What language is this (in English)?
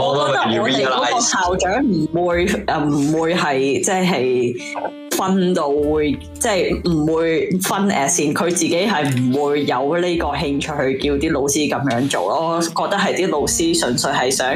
Chinese